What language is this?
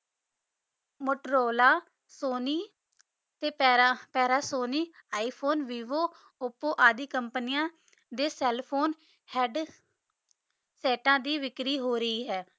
Punjabi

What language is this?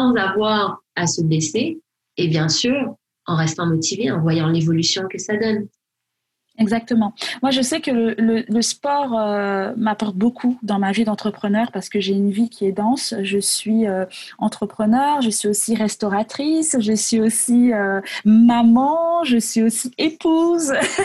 French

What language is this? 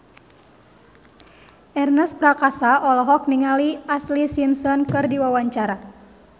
Sundanese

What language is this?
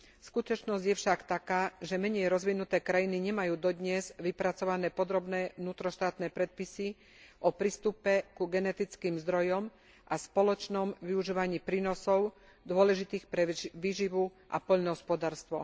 Slovak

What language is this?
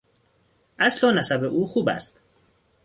Persian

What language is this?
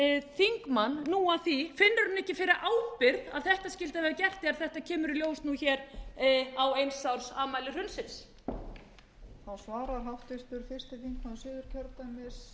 Icelandic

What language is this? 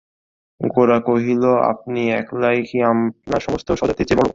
Bangla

